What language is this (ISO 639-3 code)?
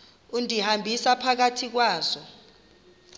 xho